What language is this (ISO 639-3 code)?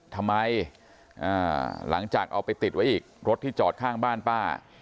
tha